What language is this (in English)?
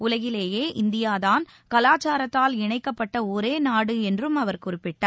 Tamil